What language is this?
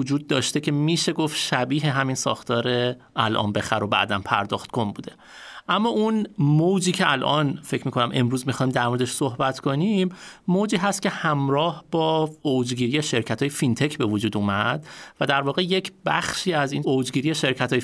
Persian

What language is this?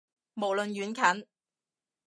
Cantonese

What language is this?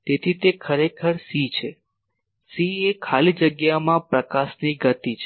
Gujarati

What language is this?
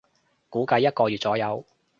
Cantonese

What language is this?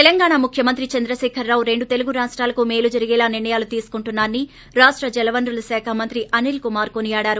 Telugu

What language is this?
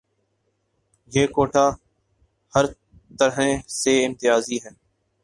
Urdu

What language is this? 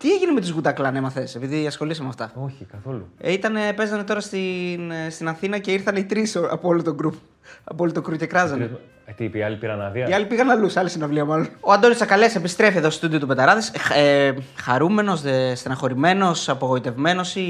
Greek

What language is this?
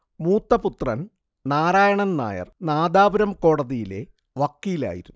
Malayalam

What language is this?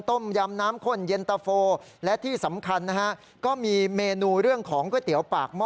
Thai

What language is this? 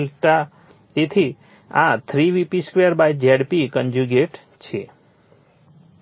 Gujarati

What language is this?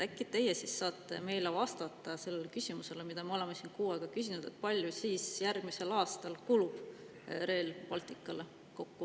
Estonian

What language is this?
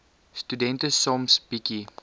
Afrikaans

